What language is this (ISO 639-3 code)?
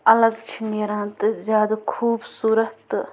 kas